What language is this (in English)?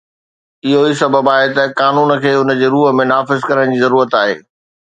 Sindhi